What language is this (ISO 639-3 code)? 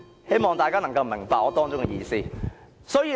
yue